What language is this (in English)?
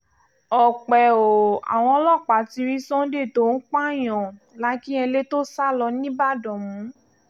Yoruba